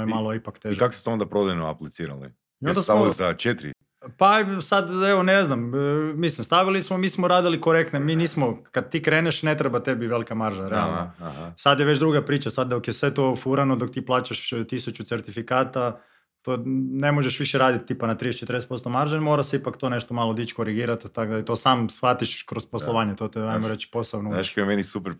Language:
Croatian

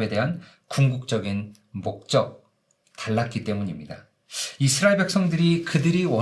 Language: Korean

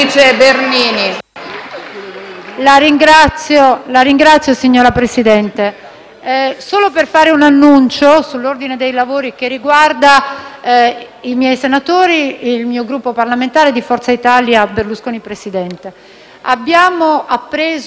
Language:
Italian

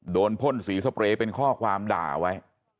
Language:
Thai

